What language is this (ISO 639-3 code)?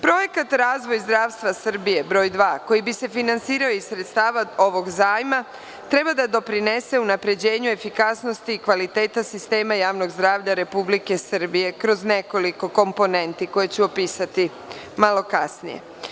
srp